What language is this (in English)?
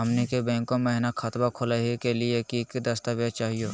Magahi